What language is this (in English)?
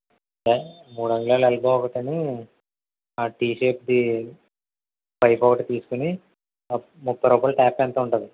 Telugu